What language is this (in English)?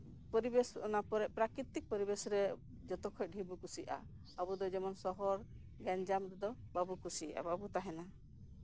Santali